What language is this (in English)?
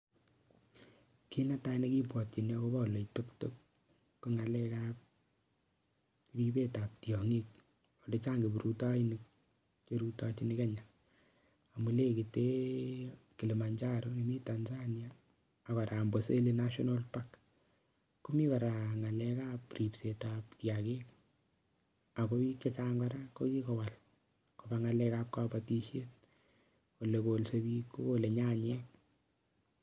Kalenjin